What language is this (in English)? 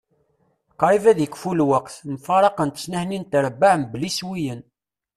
Kabyle